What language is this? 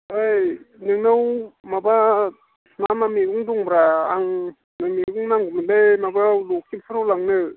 Bodo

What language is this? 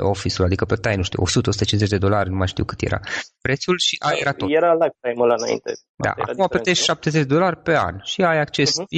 Romanian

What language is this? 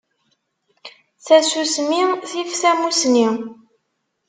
Kabyle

